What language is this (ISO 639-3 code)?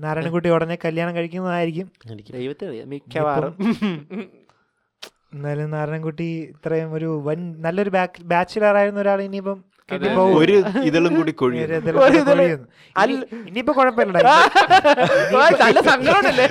mal